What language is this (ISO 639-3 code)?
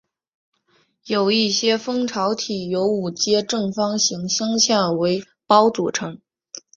zho